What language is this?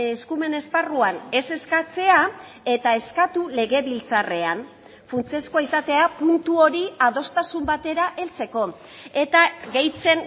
Basque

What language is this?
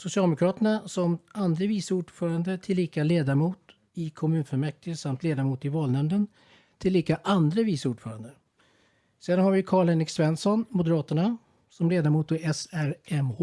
Swedish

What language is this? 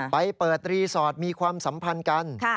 Thai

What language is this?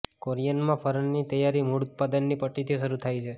Gujarati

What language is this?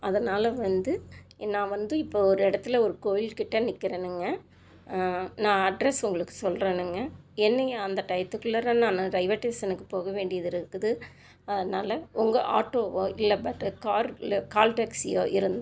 Tamil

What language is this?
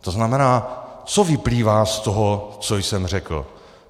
Czech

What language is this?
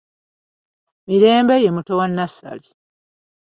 Ganda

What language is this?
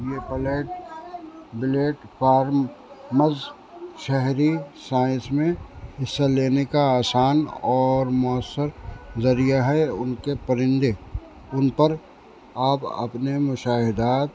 Urdu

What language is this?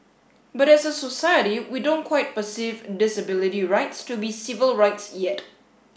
English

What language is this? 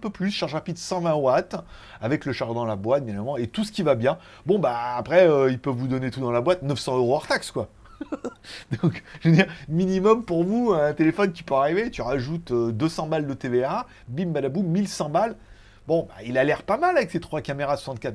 French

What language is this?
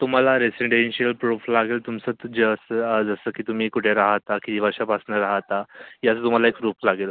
Marathi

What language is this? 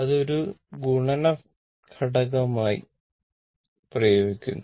Malayalam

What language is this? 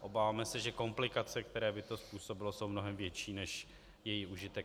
Czech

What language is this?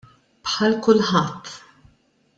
Maltese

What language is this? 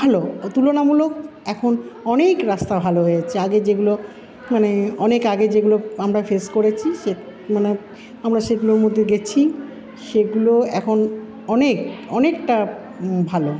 Bangla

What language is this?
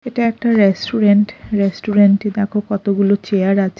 Bangla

